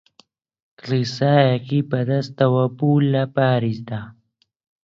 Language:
Central Kurdish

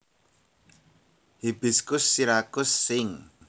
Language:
Javanese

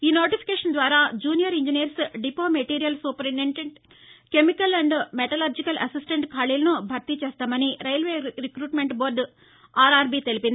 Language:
Telugu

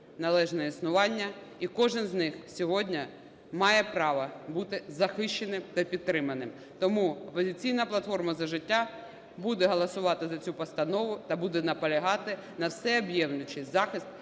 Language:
Ukrainian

